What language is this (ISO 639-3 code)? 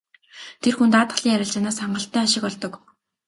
mon